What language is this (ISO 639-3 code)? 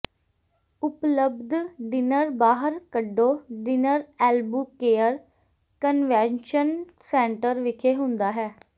pan